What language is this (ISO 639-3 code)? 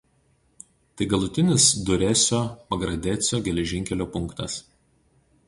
lit